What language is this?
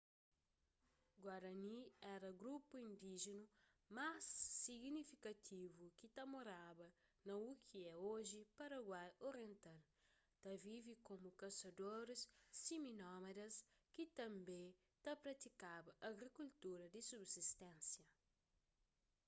Kabuverdianu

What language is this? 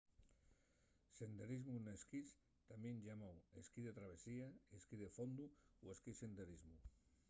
Asturian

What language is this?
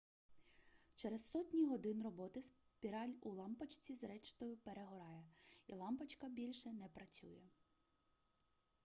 Ukrainian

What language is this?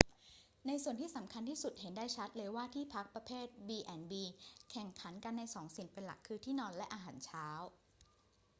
Thai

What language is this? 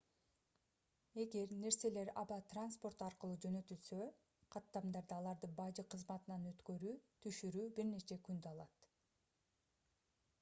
Kyrgyz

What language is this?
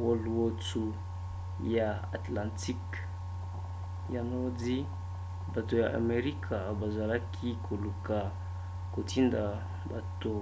Lingala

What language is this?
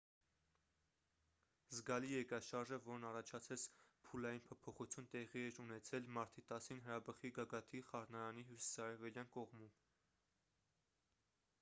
Armenian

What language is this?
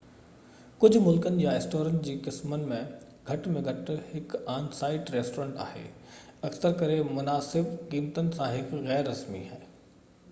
Sindhi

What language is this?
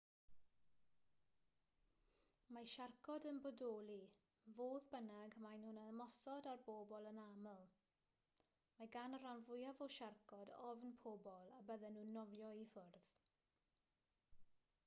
Welsh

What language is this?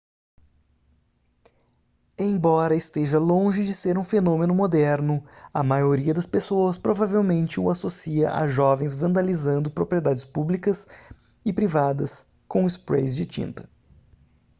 Portuguese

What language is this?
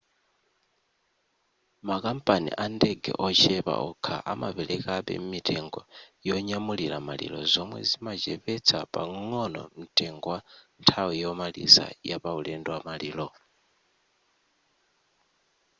Nyanja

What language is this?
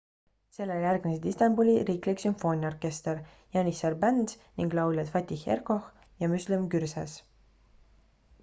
Estonian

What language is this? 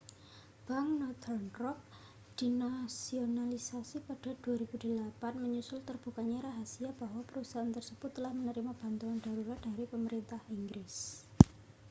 Indonesian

